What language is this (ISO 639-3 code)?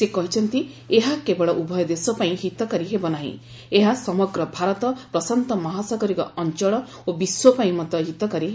ori